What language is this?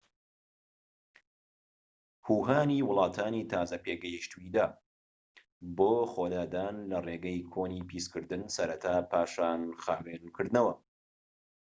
Central Kurdish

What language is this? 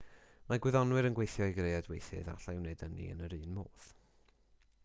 Welsh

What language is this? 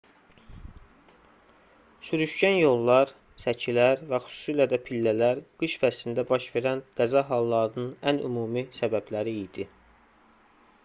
Azerbaijani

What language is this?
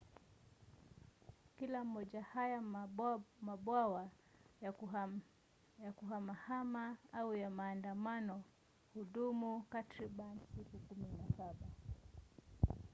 Swahili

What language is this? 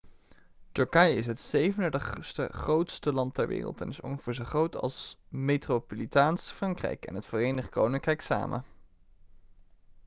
Dutch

